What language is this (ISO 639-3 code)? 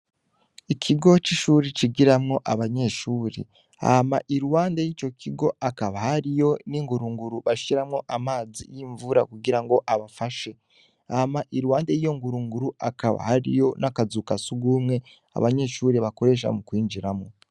run